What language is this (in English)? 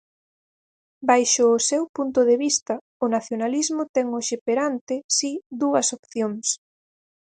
Galician